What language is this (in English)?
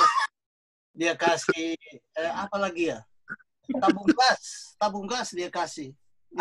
Indonesian